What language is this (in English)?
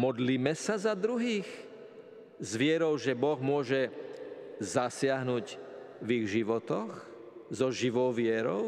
Slovak